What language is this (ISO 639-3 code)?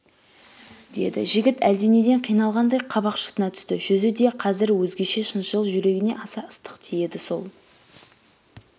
kaz